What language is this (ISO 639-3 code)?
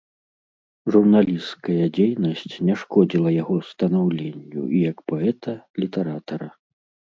bel